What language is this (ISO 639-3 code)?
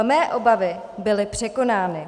ces